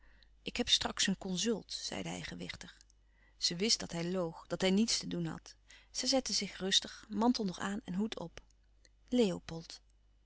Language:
Dutch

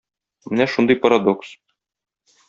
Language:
Tatar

